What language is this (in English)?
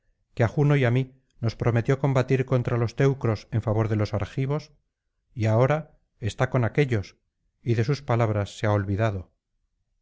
Spanish